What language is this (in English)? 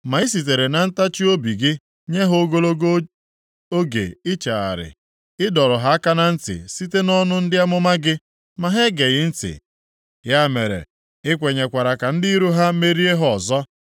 Igbo